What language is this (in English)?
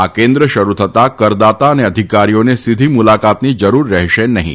Gujarati